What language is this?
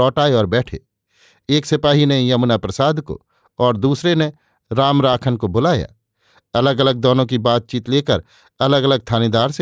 Hindi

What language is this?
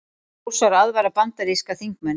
Icelandic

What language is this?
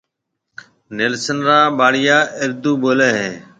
Marwari (Pakistan)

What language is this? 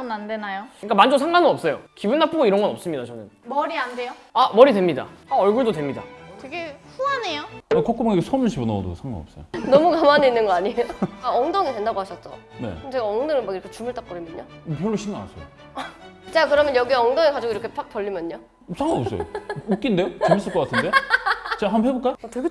Korean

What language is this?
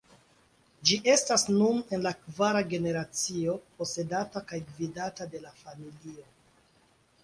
Esperanto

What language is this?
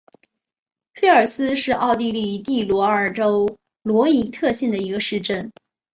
Chinese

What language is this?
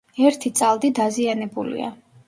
Georgian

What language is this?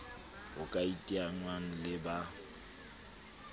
Southern Sotho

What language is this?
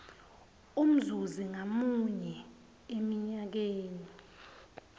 Swati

